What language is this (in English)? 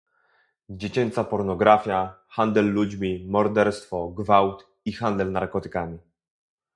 Polish